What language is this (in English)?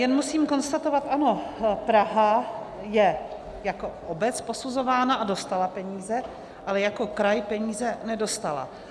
Czech